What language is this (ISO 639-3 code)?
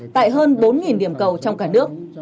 vie